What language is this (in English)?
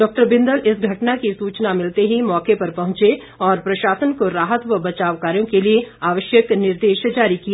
Hindi